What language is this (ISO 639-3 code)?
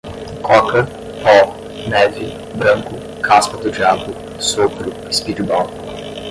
por